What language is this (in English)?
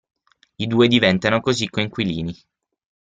Italian